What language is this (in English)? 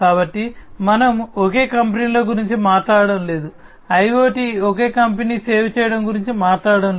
Telugu